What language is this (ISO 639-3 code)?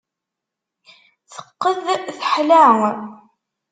kab